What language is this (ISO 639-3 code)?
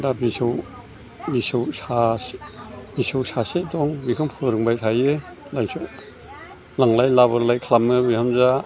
brx